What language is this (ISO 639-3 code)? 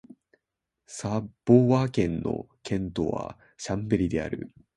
jpn